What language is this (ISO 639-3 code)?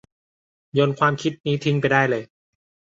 tha